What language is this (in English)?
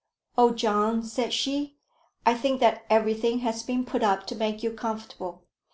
English